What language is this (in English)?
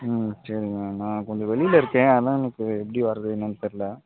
Tamil